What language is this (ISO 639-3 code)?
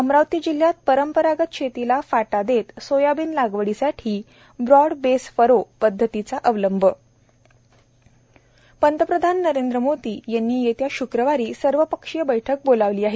mar